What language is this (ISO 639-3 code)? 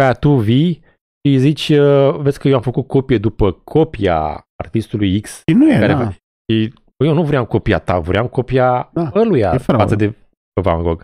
ron